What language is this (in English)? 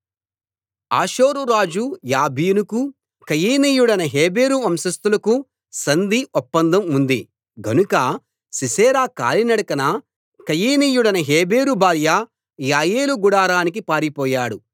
Telugu